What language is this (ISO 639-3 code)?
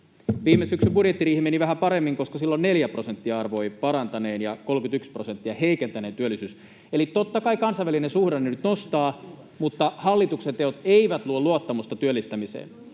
fin